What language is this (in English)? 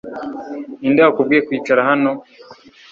Kinyarwanda